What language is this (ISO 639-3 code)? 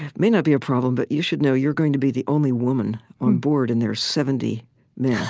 eng